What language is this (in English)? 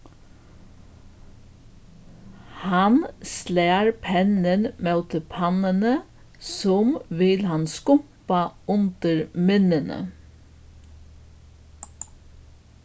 Faroese